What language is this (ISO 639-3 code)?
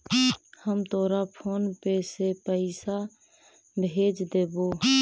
mag